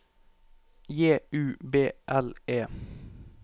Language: Norwegian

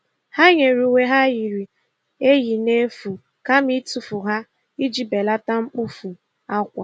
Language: Igbo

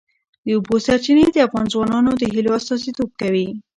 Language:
Pashto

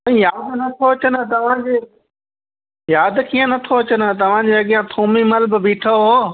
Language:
Sindhi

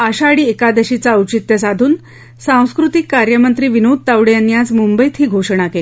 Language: Marathi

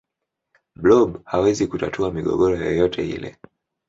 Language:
Swahili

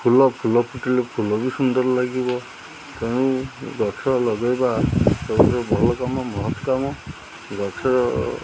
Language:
Odia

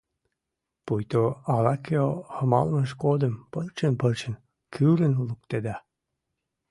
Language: Mari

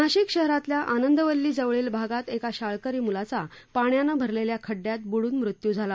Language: Marathi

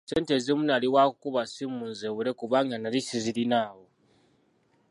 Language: Ganda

